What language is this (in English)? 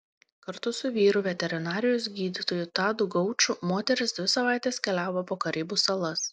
Lithuanian